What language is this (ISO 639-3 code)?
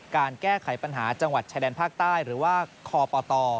tha